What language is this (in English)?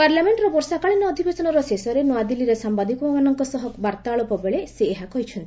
Odia